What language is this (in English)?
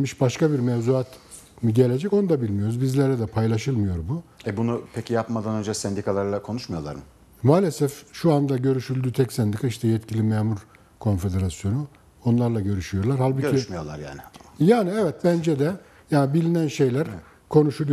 Turkish